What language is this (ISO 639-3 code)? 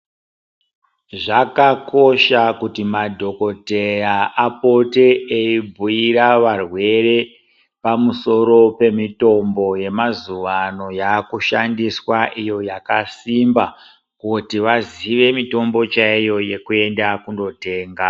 ndc